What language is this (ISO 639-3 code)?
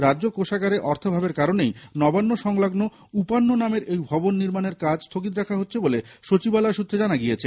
ben